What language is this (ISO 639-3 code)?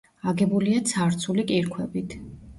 kat